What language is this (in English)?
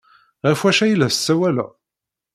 Kabyle